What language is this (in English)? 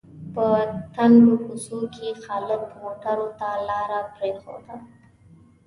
Pashto